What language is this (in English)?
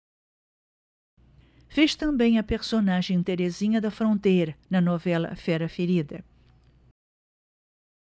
Portuguese